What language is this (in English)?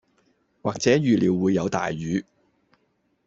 Cantonese